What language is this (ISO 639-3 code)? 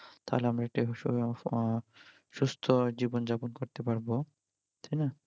ben